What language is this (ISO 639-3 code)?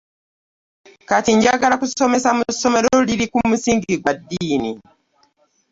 lug